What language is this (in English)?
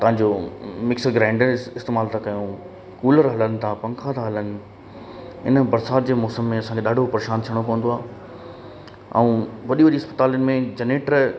Sindhi